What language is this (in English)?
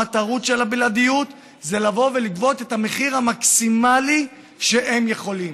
Hebrew